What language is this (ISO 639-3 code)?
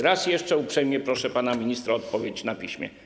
pol